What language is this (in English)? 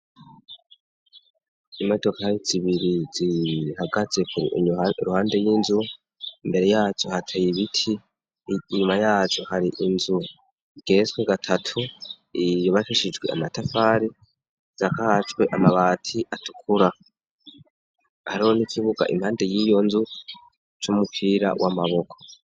Rundi